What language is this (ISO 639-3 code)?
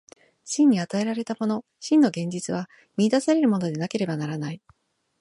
jpn